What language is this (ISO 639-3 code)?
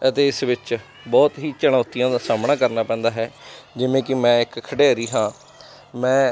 pan